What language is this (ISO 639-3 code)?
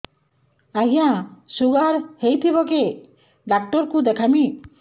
ori